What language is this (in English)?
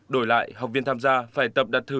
Vietnamese